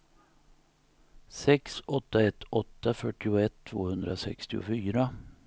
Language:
Swedish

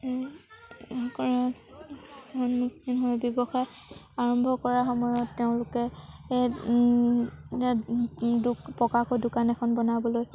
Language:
Assamese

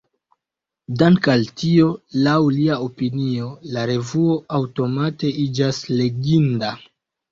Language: Esperanto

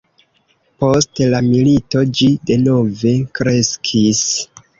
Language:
Esperanto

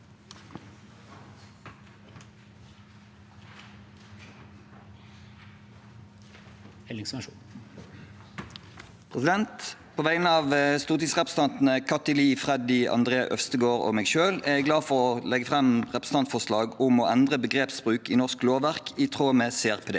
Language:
Norwegian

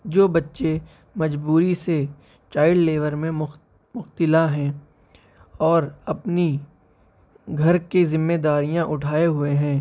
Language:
Urdu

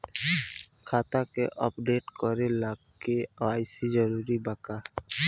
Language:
Bhojpuri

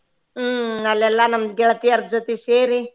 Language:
Kannada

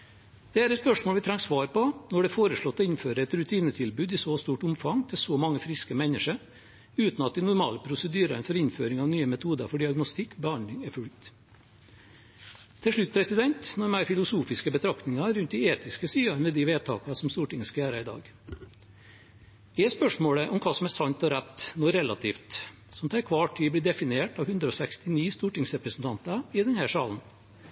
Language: Norwegian Bokmål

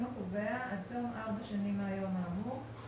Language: Hebrew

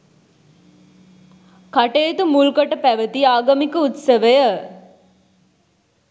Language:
Sinhala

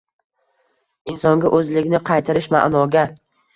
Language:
Uzbek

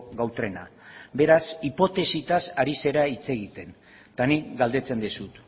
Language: Basque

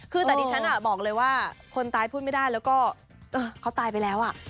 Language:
Thai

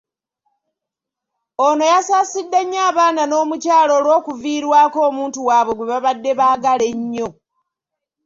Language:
Ganda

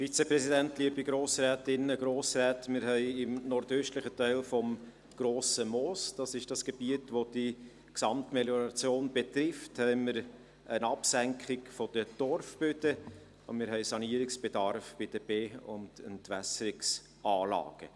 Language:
Swiss German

